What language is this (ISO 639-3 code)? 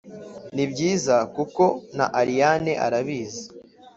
kin